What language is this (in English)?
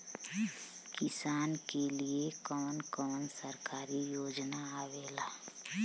Bhojpuri